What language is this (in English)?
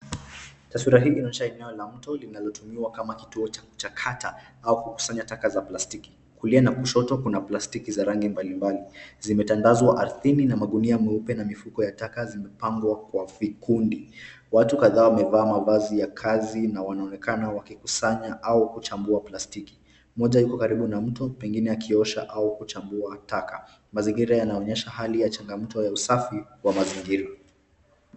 Swahili